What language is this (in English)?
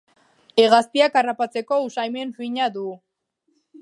Basque